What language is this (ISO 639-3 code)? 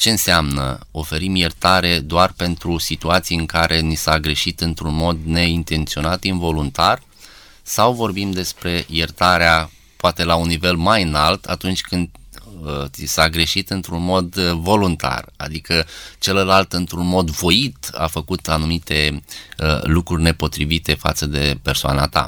ron